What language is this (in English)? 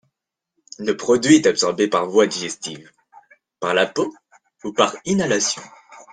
French